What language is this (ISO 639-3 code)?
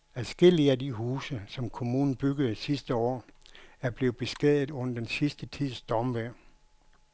dan